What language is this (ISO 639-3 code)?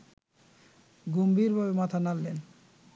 ben